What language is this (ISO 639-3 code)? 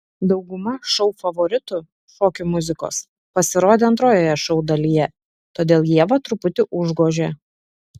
lit